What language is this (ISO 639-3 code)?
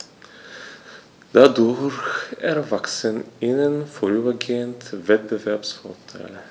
deu